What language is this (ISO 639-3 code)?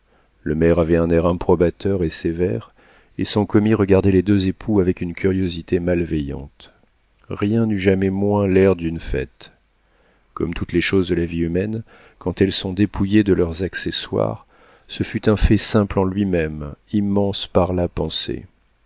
fra